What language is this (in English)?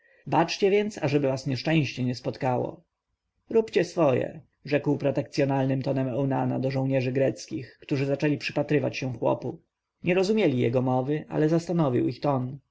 Polish